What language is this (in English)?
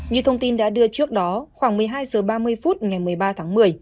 Vietnamese